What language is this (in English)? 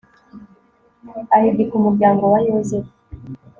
Kinyarwanda